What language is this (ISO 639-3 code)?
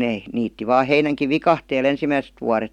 fin